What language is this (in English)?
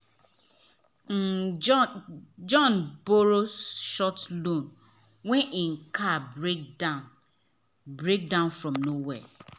Nigerian Pidgin